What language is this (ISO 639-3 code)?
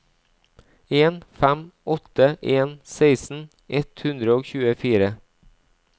nor